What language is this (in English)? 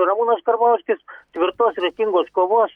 Lithuanian